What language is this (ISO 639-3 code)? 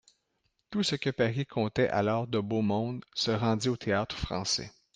fra